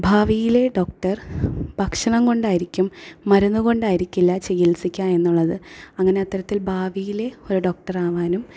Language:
Malayalam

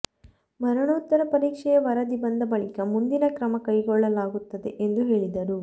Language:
Kannada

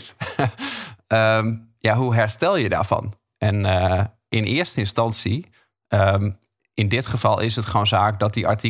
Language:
Dutch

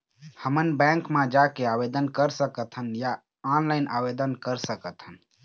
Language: Chhattisgarhi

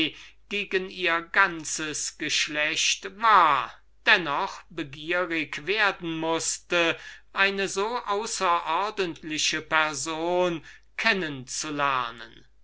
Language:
German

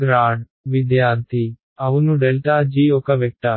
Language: Telugu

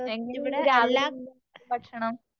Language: Malayalam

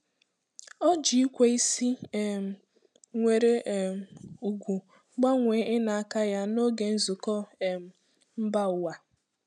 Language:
Igbo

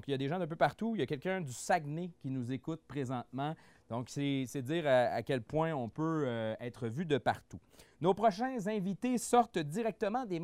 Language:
French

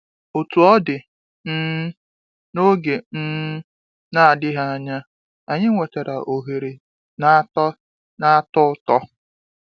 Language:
Igbo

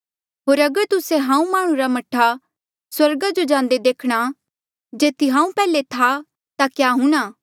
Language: Mandeali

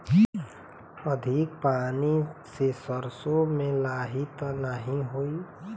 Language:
Bhojpuri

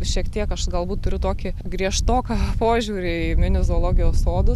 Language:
Lithuanian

